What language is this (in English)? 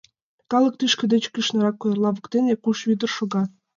Mari